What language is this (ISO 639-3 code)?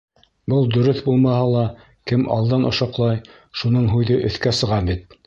bak